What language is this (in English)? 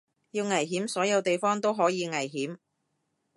Cantonese